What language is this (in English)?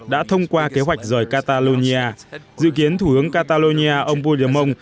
Vietnamese